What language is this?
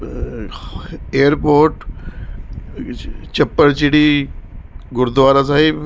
Punjabi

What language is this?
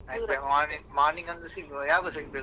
Kannada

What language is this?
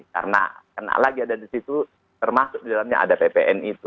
Indonesian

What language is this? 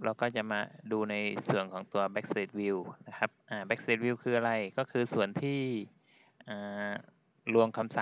Thai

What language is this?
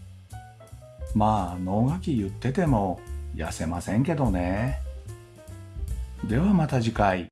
Japanese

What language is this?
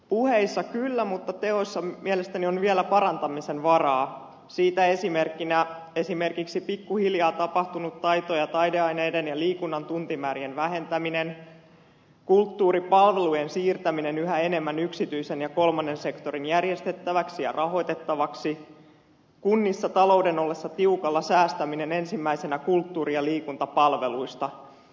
Finnish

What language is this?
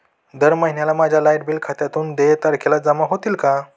Marathi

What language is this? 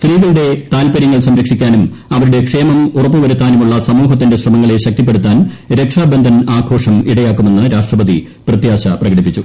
Malayalam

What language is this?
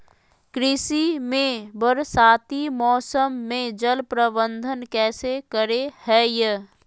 Magahi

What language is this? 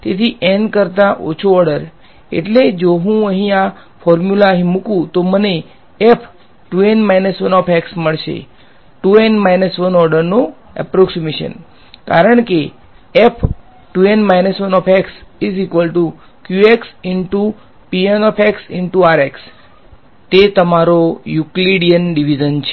Gujarati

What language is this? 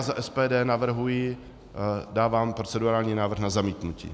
Czech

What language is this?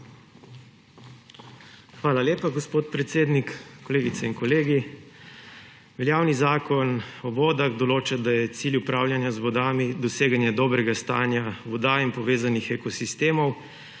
Slovenian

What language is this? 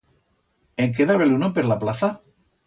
Aragonese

